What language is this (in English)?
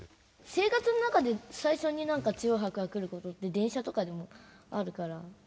Japanese